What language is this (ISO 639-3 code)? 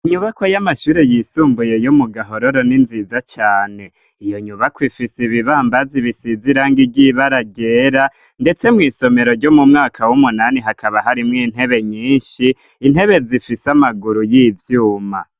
run